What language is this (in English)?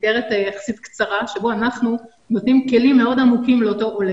Hebrew